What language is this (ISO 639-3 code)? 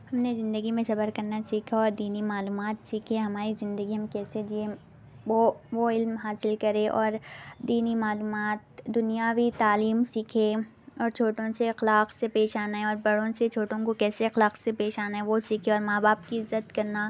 urd